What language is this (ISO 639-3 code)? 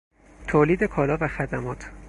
fas